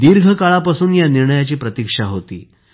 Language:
Marathi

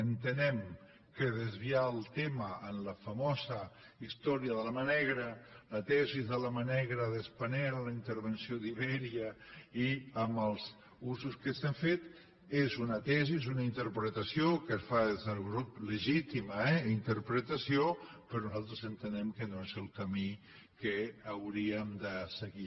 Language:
Catalan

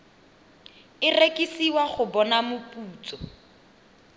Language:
Tswana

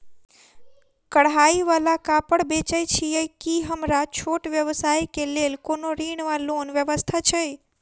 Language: Maithili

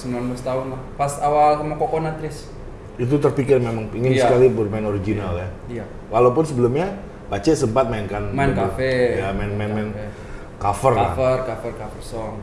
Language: Indonesian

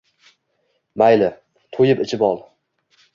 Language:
Uzbek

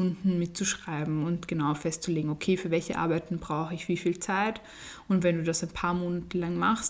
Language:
German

